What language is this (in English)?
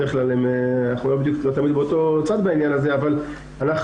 Hebrew